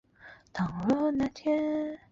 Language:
Chinese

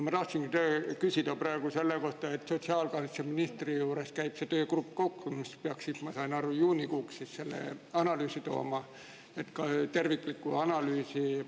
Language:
Estonian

